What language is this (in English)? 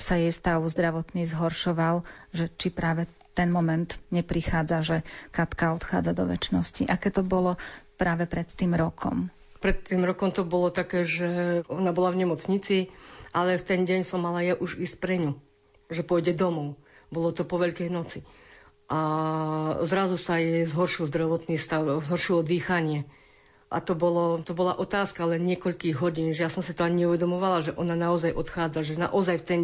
Slovak